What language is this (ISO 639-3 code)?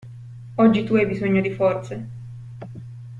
ita